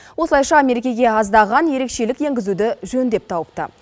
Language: Kazakh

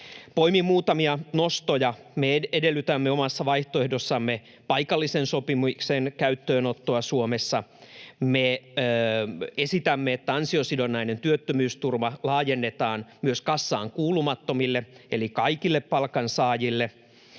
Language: Finnish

